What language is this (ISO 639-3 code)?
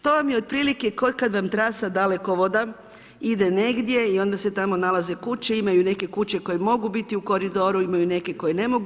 hrv